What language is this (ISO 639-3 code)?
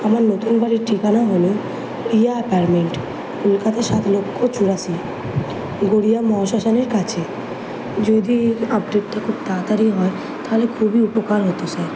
ben